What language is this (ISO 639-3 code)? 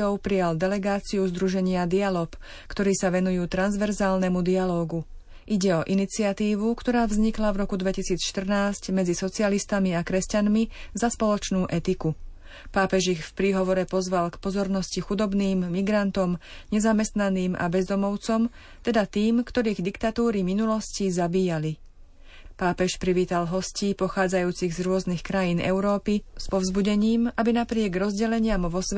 slk